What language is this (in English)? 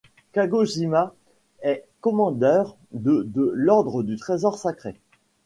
French